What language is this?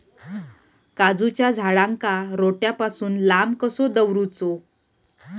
Marathi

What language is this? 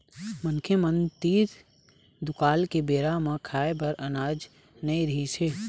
Chhattisgarhi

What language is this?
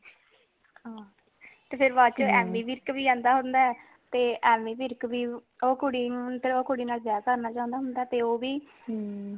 Punjabi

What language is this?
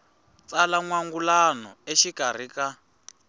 Tsonga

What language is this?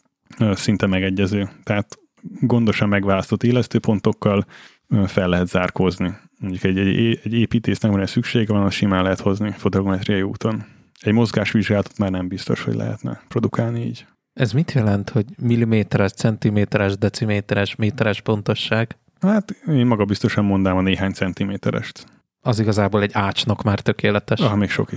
Hungarian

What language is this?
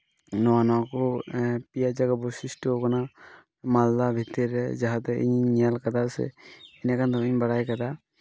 Santali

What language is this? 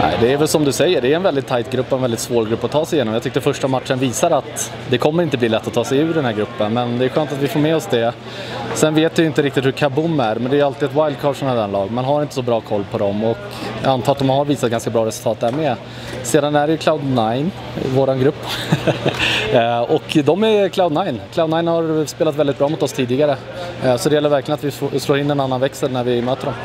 Swedish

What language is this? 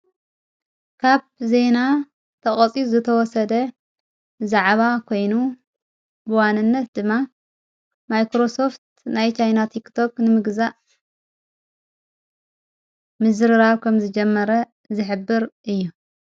Tigrinya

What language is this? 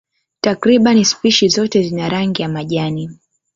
Swahili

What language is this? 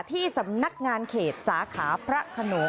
Thai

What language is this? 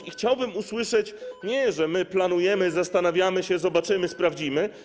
Polish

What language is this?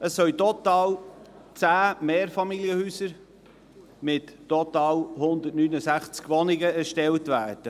Swiss German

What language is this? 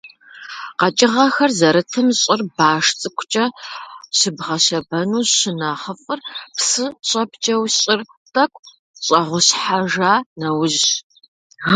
Kabardian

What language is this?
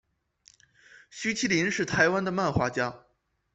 Chinese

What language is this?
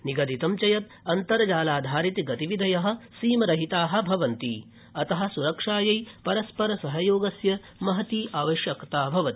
Sanskrit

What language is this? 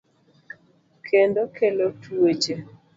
Luo (Kenya and Tanzania)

